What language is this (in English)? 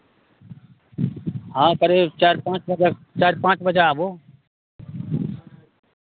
Maithili